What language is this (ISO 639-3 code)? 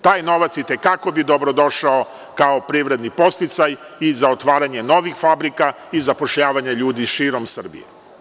srp